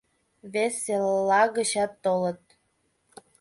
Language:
Mari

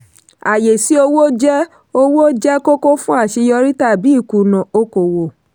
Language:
Yoruba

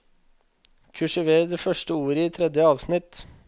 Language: Norwegian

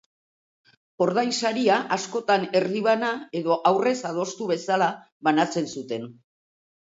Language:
Basque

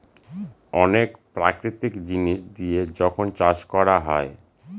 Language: Bangla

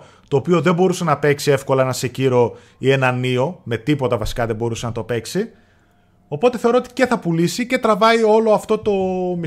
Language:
Greek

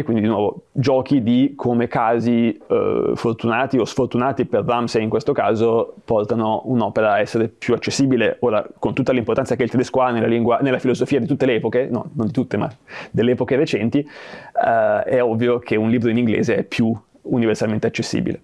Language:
Italian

